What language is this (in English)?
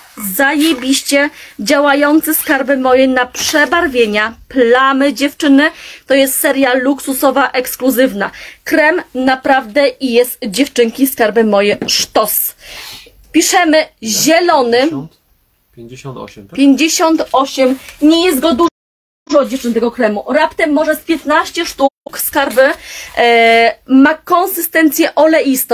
Polish